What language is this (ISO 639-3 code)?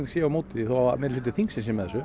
isl